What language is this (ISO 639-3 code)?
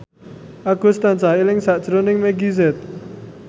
jav